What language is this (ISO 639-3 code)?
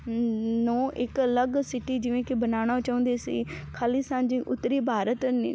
pan